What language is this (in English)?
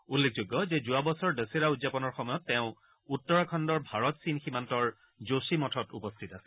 Assamese